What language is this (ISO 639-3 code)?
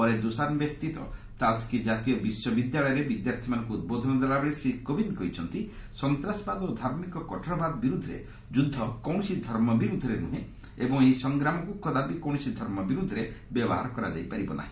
ori